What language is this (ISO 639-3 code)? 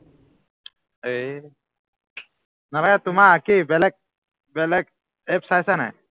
asm